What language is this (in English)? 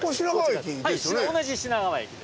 Japanese